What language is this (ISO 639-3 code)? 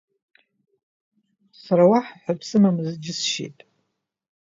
abk